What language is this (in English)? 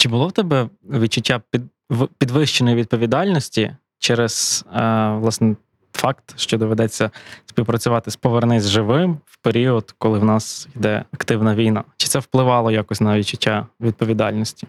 Ukrainian